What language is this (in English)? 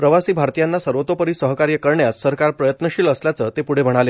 Marathi